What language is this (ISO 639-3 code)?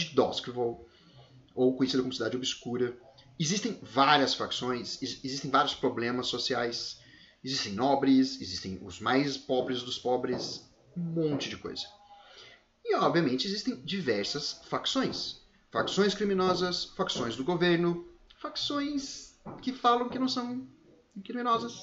por